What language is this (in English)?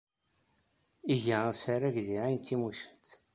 Kabyle